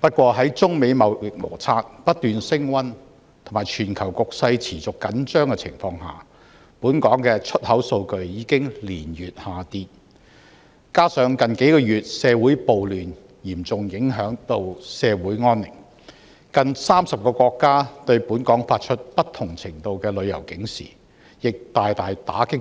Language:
Cantonese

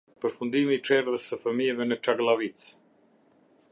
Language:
Albanian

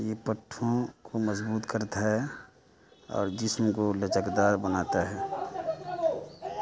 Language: Urdu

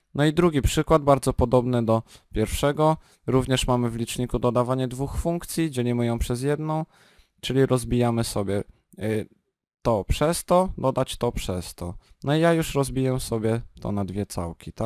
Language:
Polish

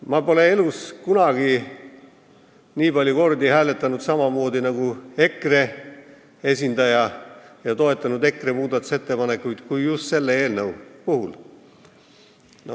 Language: Estonian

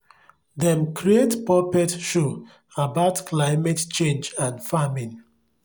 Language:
Nigerian Pidgin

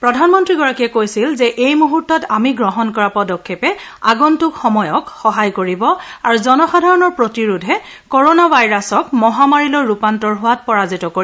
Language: Assamese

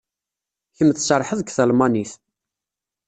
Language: Kabyle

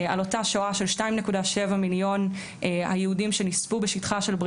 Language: Hebrew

